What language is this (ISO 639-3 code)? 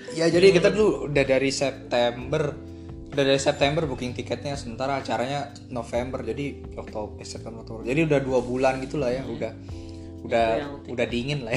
ind